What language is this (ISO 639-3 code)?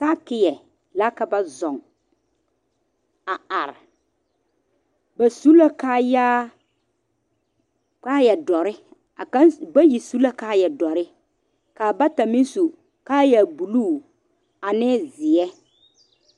dga